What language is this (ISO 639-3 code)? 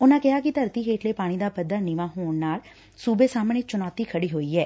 pan